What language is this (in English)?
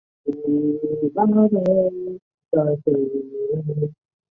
Chinese